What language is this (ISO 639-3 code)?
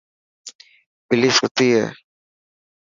mki